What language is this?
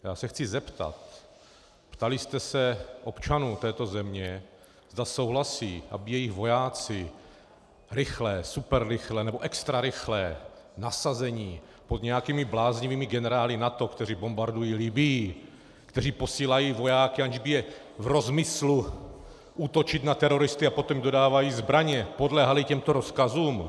Czech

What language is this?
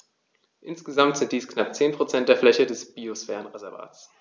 German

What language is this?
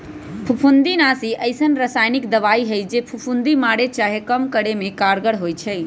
Magahi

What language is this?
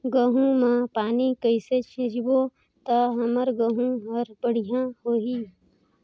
Chhattisgarhi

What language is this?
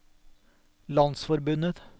Norwegian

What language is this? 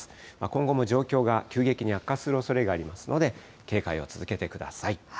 Japanese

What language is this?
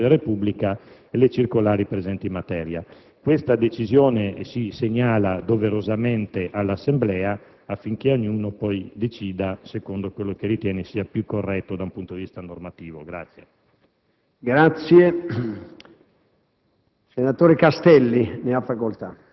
Italian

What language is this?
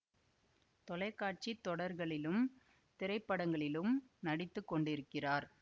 Tamil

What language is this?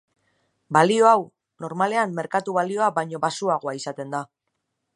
Basque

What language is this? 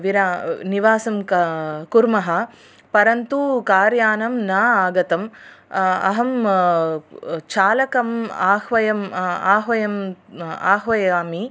Sanskrit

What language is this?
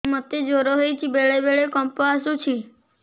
Odia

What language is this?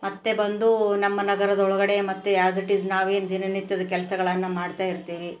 Kannada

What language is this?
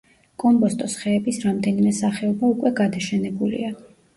Georgian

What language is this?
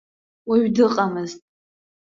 Abkhazian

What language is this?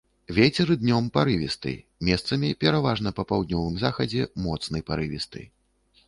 Belarusian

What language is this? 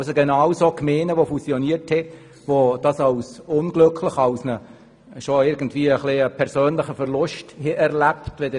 Swiss German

